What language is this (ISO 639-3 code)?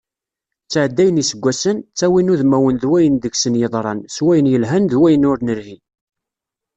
kab